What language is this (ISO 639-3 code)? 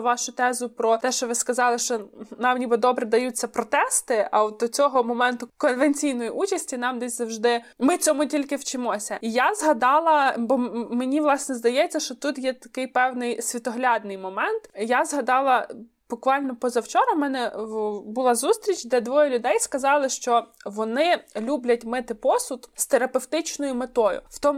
ukr